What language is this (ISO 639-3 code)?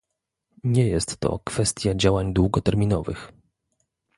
pol